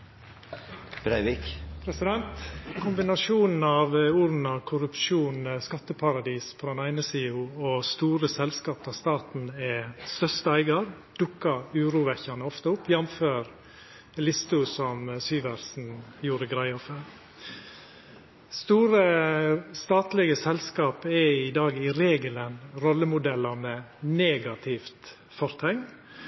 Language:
Norwegian Nynorsk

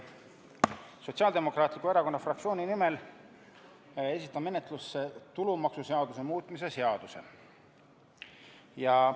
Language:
Estonian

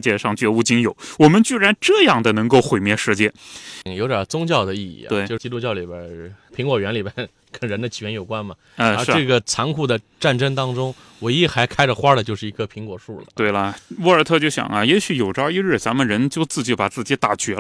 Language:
Chinese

